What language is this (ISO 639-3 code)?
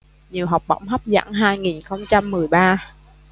vie